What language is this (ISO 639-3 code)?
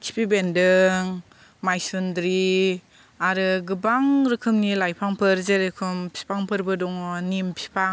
brx